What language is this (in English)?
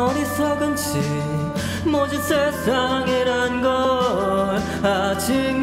Korean